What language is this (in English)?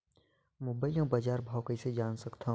Chhattisgarhi